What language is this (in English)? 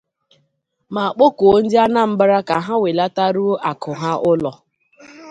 Igbo